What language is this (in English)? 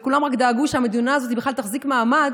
Hebrew